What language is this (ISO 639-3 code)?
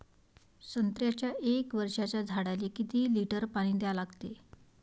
mar